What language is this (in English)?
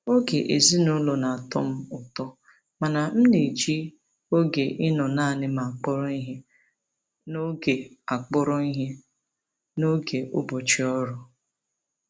Igbo